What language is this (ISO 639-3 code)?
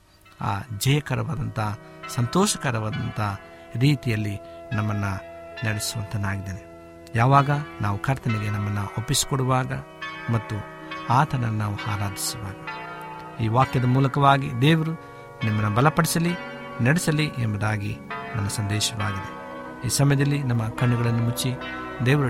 kan